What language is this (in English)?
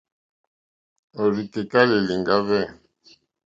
Mokpwe